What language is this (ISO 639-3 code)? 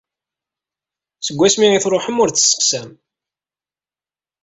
kab